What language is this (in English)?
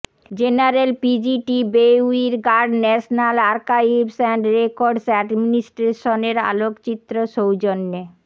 Bangla